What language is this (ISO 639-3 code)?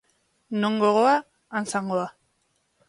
eus